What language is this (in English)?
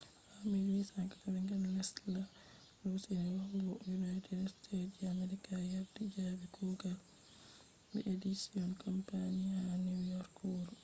Fula